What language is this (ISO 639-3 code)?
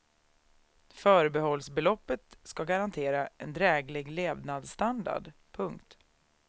swe